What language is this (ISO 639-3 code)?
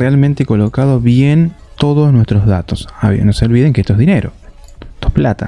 spa